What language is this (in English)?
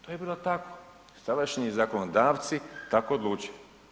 Croatian